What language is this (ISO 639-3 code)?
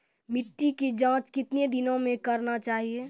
mai